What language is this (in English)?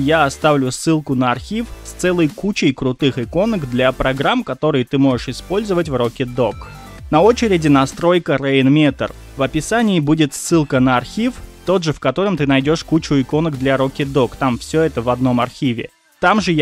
Russian